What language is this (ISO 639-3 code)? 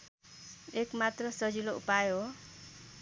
nep